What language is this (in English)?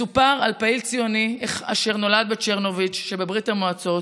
Hebrew